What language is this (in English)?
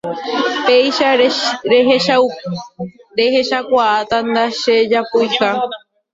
Guarani